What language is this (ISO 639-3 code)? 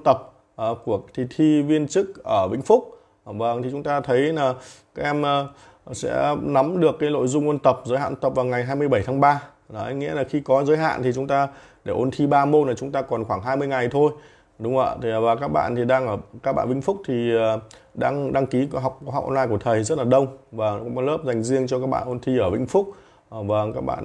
vie